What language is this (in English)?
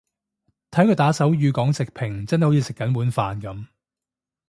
Cantonese